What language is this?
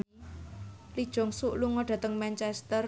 Javanese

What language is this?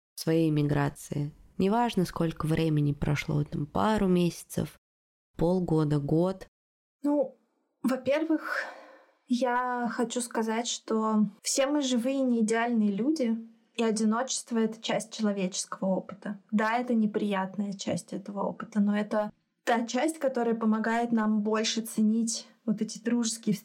Russian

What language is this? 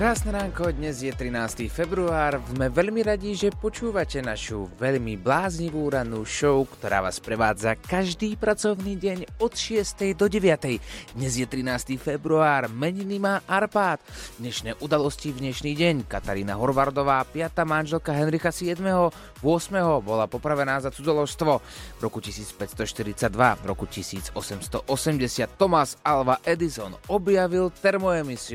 Slovak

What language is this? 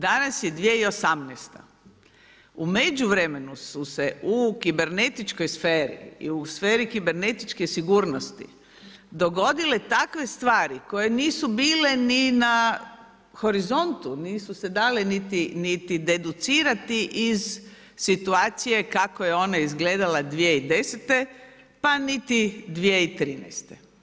Croatian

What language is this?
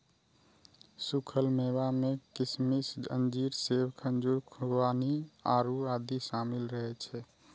Maithili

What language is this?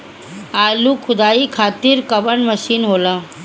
Bhojpuri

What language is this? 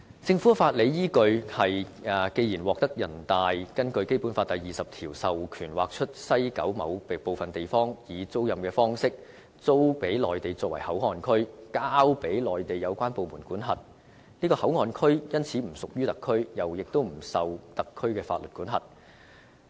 Cantonese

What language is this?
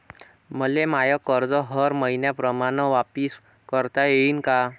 Marathi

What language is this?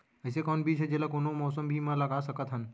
Chhattisgarhi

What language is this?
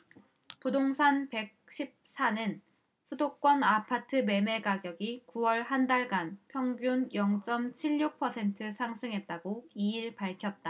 Korean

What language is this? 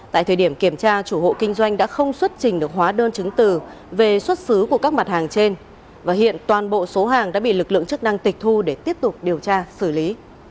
Vietnamese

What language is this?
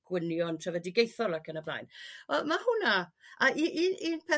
Welsh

